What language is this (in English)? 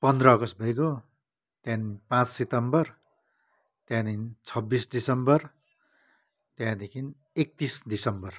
Nepali